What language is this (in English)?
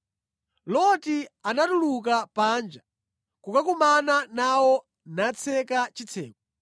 Nyanja